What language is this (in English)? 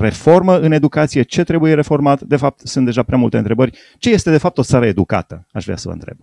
Romanian